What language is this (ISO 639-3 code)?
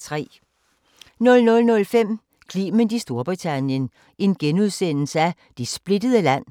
dan